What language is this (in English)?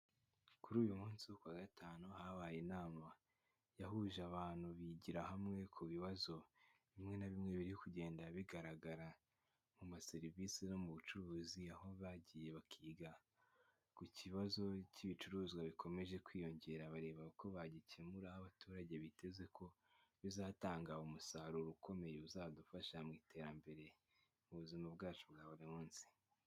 Kinyarwanda